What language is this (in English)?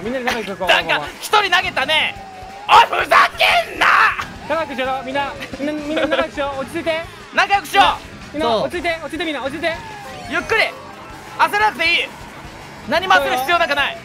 Japanese